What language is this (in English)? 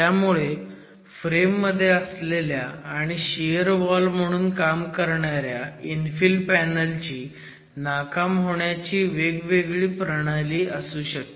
Marathi